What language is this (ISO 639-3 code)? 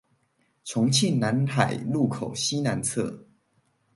zho